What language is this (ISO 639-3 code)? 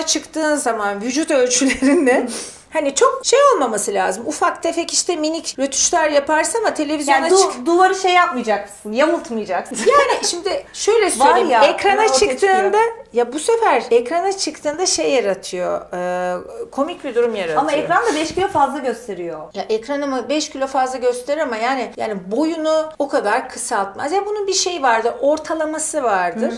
tur